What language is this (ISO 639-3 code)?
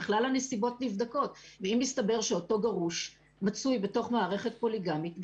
heb